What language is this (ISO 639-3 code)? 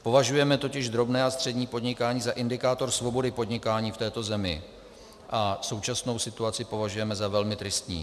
ces